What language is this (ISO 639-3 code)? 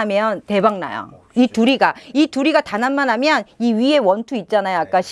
kor